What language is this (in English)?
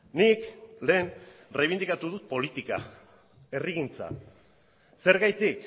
Basque